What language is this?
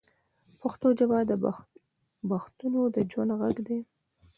Pashto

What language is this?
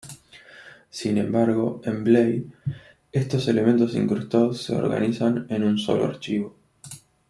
Spanish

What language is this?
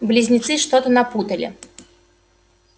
Russian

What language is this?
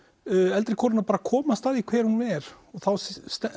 Icelandic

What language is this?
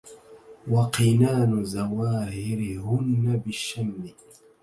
Arabic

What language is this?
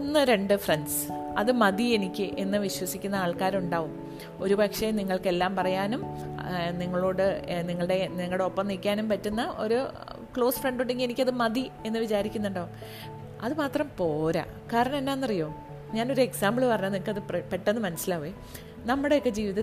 Malayalam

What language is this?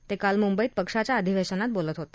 Marathi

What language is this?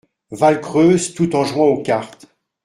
French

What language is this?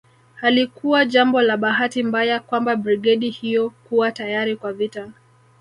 Swahili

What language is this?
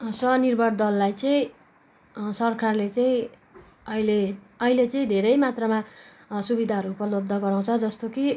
Nepali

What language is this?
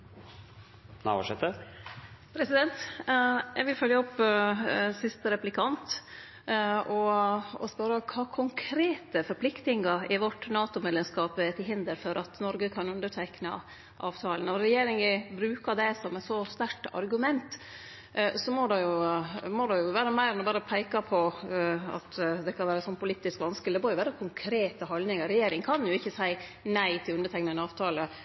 Norwegian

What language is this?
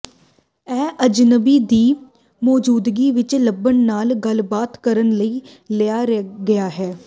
Punjabi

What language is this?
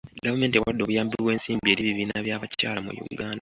Ganda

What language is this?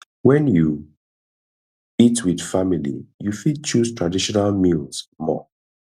Nigerian Pidgin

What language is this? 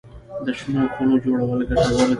Pashto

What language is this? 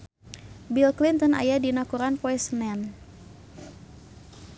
Sundanese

